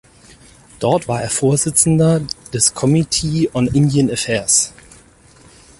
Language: German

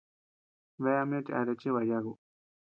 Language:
Tepeuxila Cuicatec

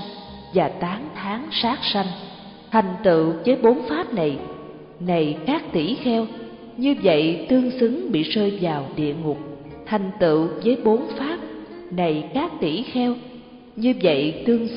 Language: Vietnamese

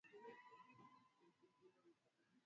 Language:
Swahili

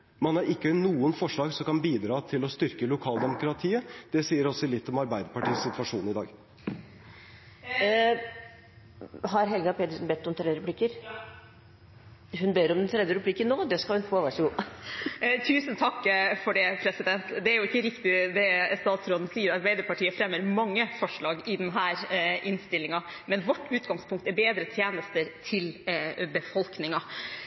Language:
Norwegian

